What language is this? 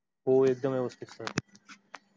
Marathi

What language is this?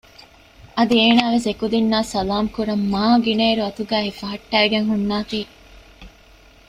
Divehi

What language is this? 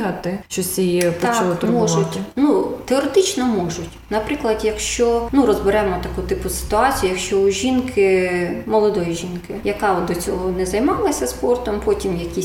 Ukrainian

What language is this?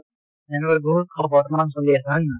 Assamese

